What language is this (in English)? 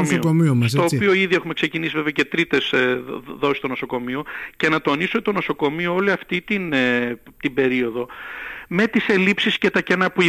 Greek